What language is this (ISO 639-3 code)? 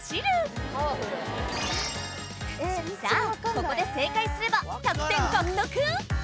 jpn